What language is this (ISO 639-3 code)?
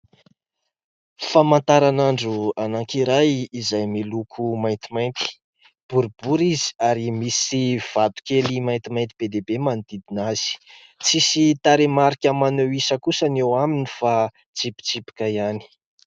mlg